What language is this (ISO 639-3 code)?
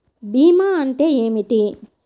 tel